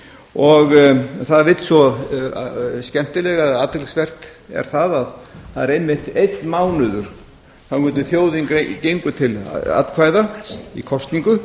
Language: Icelandic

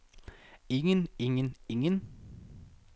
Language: Danish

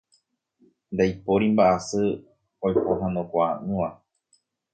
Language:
Guarani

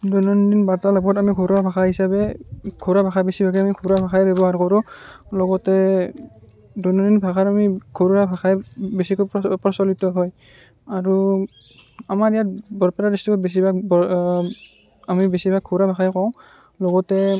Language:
Assamese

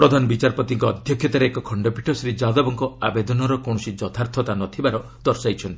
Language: Odia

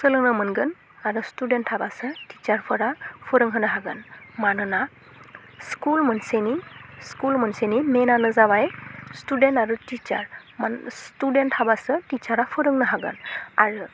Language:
Bodo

